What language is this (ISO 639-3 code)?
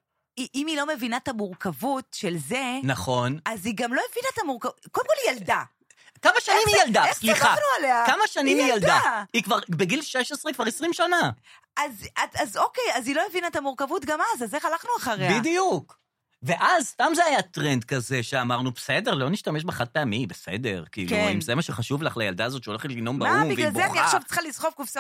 heb